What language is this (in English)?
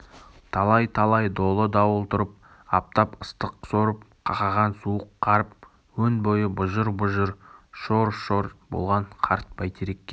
Kazakh